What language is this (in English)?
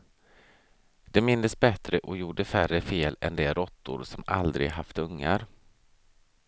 Swedish